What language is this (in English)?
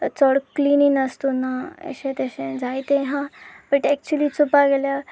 Konkani